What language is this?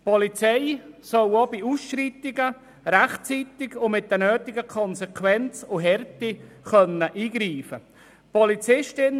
Swiss German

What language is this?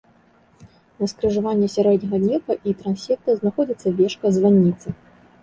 Belarusian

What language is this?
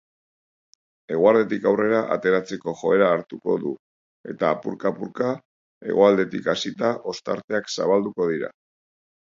Basque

